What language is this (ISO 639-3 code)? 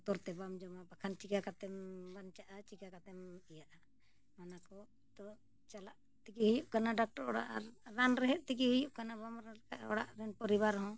sat